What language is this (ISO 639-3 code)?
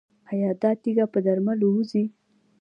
pus